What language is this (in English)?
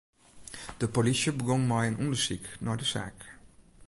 Western Frisian